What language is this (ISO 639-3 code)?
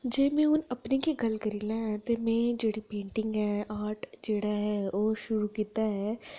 doi